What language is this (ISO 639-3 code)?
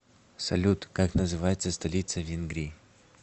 rus